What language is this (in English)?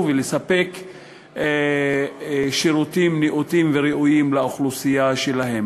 Hebrew